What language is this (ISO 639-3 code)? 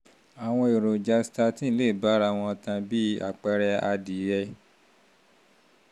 yor